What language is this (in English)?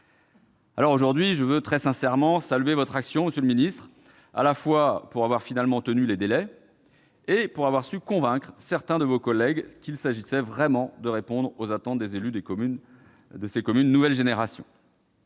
French